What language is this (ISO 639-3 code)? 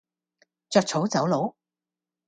yue